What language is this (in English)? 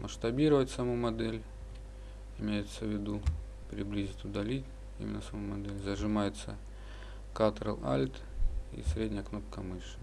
Russian